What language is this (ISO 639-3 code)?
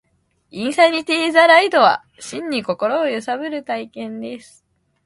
jpn